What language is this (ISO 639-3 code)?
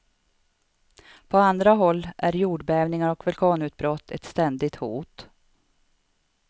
swe